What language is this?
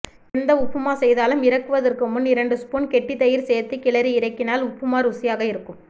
Tamil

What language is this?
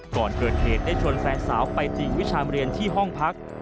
Thai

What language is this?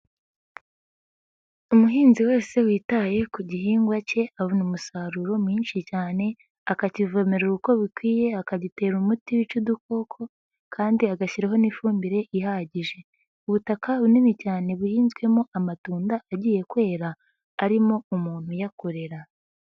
Kinyarwanda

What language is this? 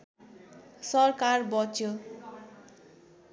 Nepali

